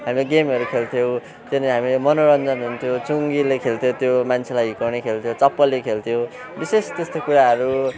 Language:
Nepali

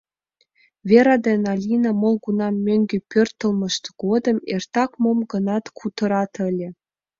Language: Mari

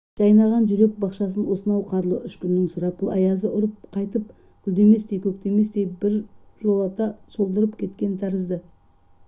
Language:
Kazakh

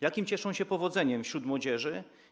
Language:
Polish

